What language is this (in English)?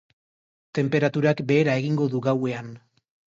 Basque